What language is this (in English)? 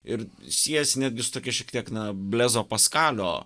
Lithuanian